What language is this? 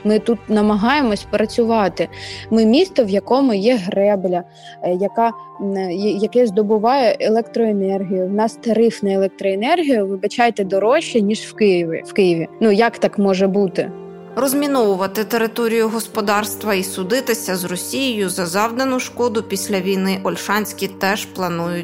Ukrainian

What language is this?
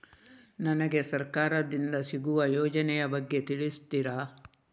Kannada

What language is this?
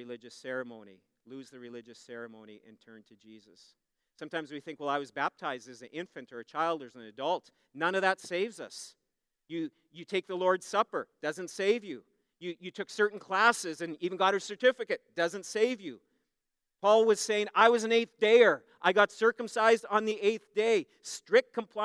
English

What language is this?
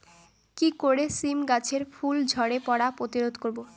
Bangla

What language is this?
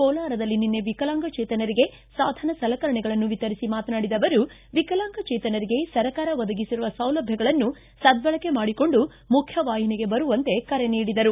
Kannada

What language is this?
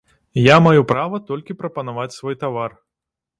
Belarusian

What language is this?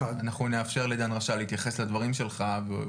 Hebrew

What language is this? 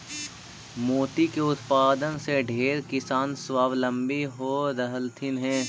Magahi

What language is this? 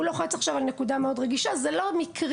Hebrew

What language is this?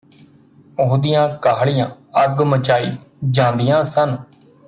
Punjabi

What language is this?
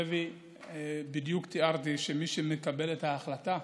Hebrew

